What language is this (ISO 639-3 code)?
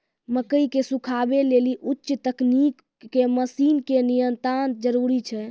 mai